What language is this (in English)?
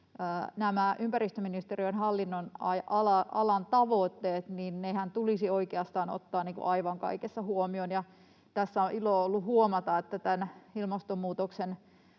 Finnish